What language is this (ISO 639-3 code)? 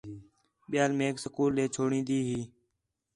xhe